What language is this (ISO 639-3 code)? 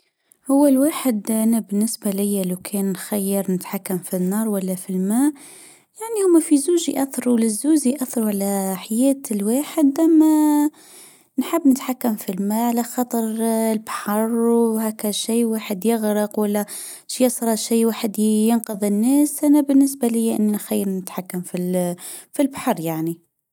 aeb